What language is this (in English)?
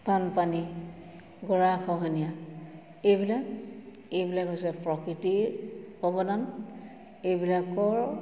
Assamese